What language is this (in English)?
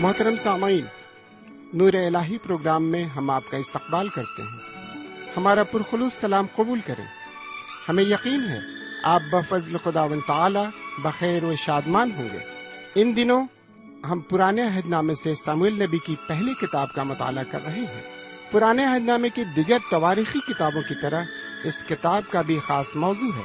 Urdu